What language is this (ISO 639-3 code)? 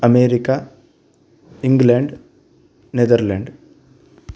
san